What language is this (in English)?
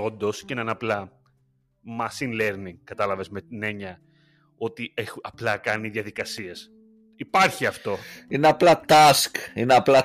Greek